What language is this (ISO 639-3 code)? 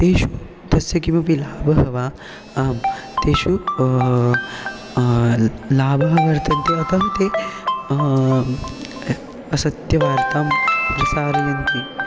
san